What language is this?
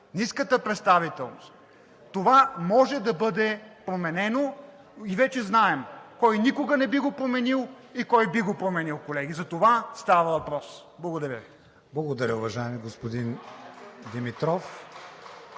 Bulgarian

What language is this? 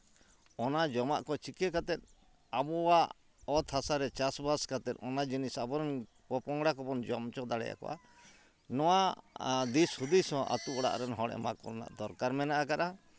Santali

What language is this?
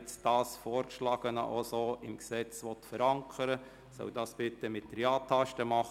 Swiss German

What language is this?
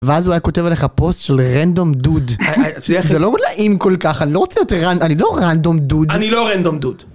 Hebrew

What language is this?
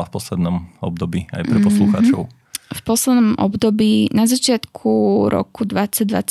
Slovak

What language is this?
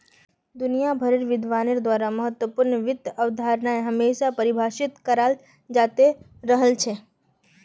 Magahi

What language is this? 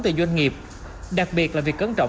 Vietnamese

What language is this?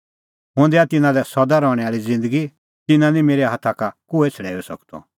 Kullu Pahari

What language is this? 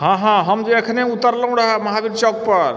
Maithili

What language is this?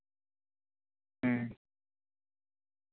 Santali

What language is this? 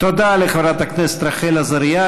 Hebrew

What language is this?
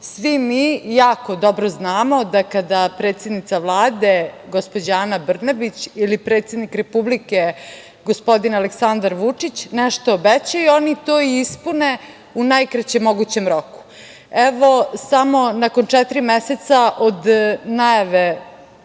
Serbian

